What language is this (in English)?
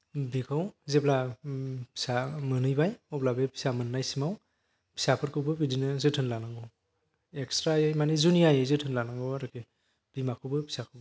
Bodo